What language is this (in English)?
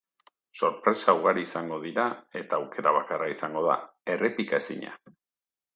Basque